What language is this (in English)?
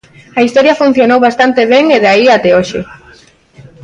Galician